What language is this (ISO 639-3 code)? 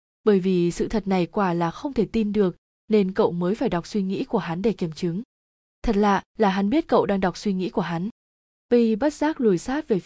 vie